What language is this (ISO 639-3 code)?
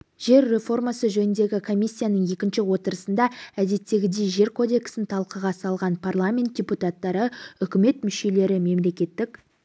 kaz